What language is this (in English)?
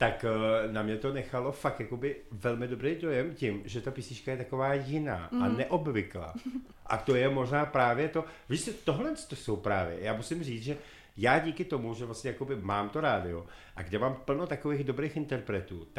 Czech